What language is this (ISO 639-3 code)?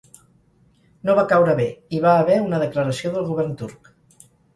cat